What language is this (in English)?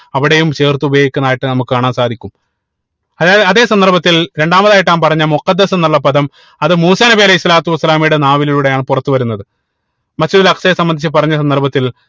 Malayalam